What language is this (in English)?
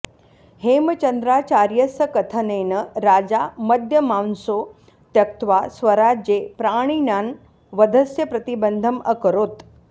Sanskrit